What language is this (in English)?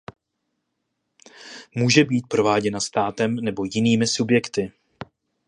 Czech